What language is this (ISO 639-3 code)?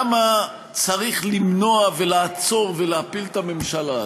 heb